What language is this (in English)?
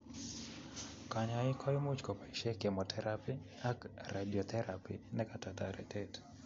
Kalenjin